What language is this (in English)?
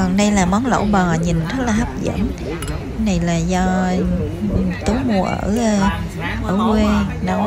Vietnamese